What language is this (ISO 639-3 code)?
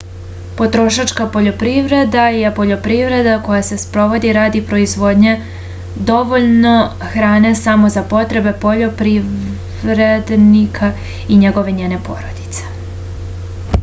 srp